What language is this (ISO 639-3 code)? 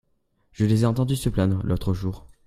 fra